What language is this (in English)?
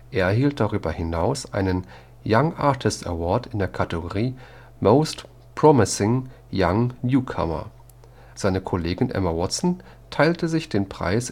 German